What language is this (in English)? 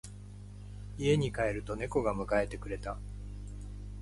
Japanese